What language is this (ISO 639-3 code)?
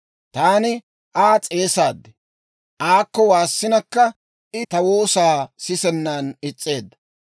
dwr